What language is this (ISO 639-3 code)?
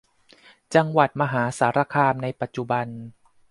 tha